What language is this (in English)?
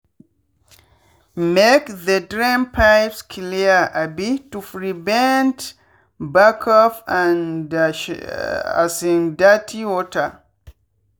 Nigerian Pidgin